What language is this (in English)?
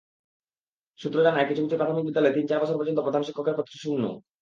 Bangla